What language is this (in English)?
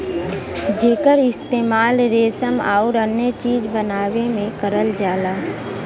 Bhojpuri